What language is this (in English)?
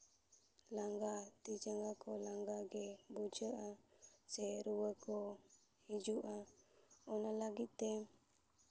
Santali